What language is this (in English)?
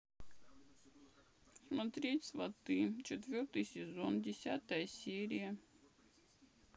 Russian